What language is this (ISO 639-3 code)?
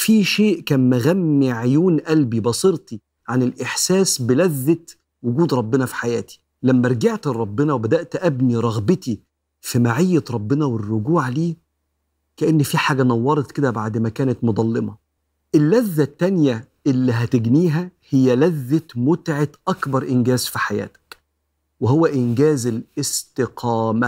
ara